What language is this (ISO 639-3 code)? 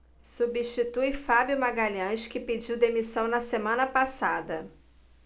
por